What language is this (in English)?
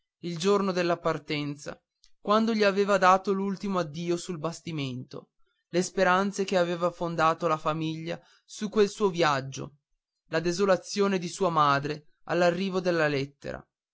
Italian